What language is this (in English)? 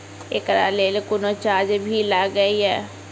Maithili